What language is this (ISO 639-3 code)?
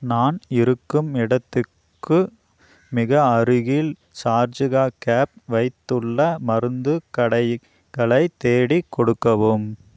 tam